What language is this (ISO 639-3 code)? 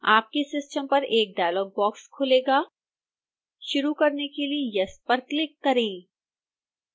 hin